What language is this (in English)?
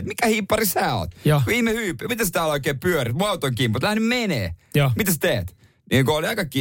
Finnish